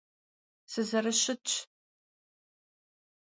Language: Kabardian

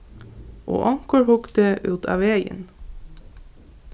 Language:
Faroese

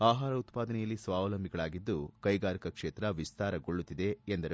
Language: Kannada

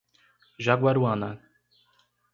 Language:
Portuguese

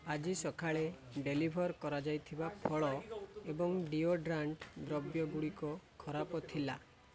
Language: Odia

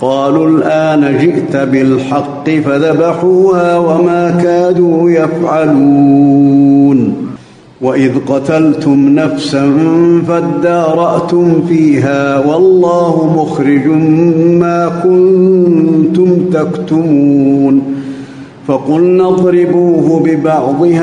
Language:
Arabic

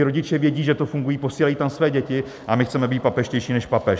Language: Czech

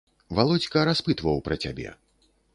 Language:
Belarusian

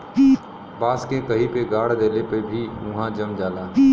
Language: Bhojpuri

